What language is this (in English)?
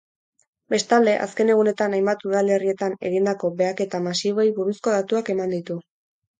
Basque